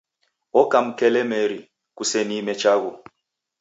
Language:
Taita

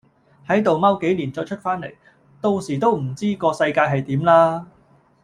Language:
Cantonese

